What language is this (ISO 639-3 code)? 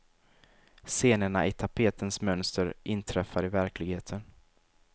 swe